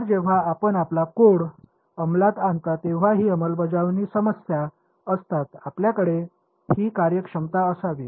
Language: Marathi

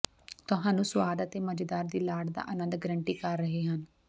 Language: Punjabi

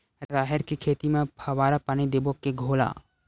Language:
Chhattisgarhi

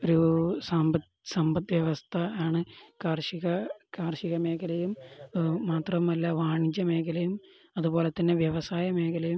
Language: Malayalam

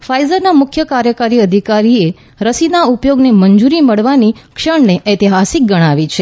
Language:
Gujarati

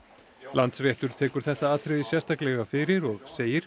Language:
Icelandic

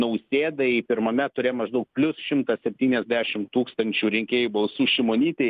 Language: Lithuanian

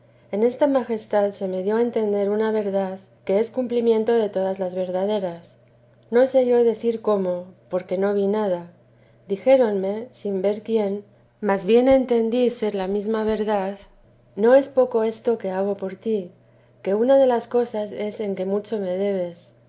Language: Spanish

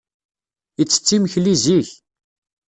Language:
Kabyle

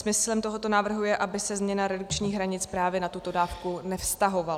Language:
Czech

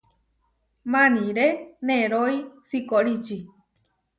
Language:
Huarijio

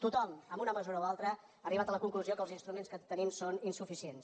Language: Catalan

